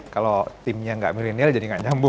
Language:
Indonesian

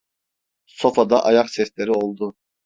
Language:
Turkish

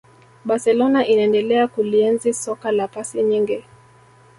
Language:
Swahili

